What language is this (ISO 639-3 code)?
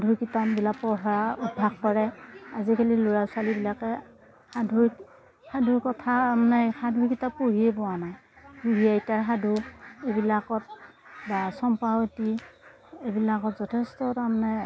asm